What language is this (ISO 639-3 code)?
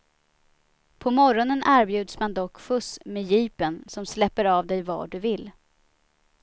swe